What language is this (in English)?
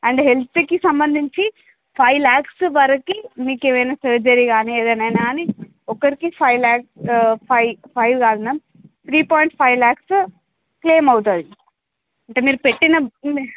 Telugu